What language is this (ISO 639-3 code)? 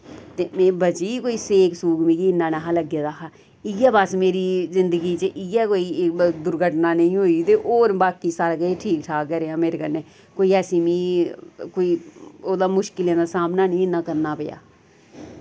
doi